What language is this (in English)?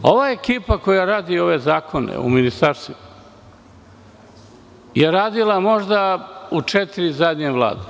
Serbian